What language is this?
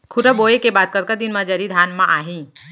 Chhattisgarhi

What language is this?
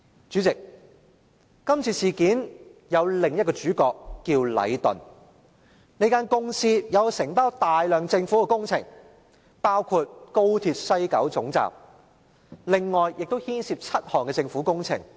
Cantonese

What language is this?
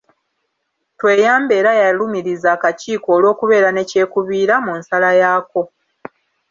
Ganda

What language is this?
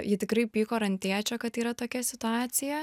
Lithuanian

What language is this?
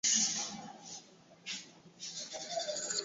Swahili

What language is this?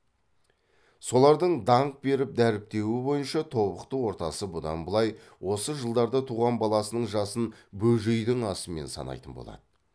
Kazakh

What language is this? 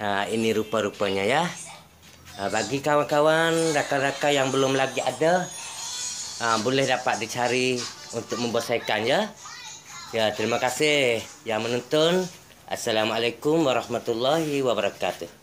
Malay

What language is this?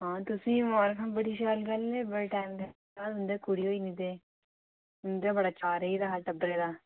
Dogri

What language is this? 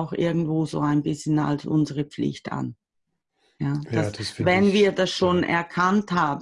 German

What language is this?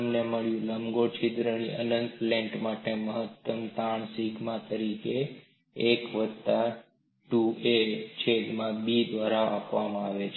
Gujarati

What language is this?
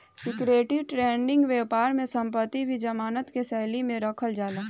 Bhojpuri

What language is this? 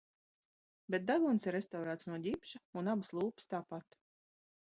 Latvian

